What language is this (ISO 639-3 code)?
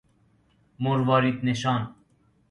fas